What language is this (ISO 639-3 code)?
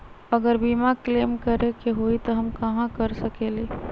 mag